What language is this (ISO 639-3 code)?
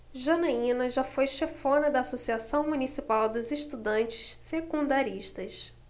por